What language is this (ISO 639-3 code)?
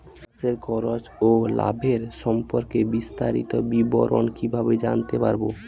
ben